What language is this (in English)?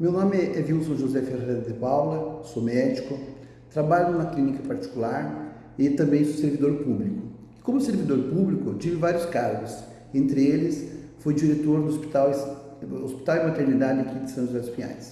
Portuguese